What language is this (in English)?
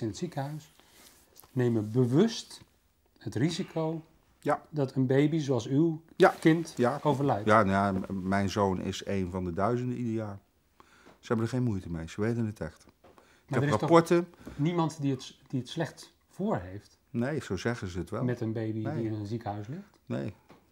Dutch